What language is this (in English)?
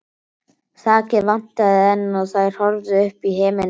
Icelandic